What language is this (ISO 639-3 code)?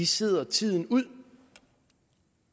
dan